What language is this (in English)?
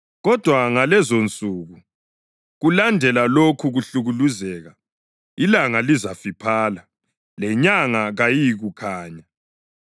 North Ndebele